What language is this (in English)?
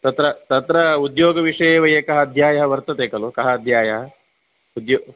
Sanskrit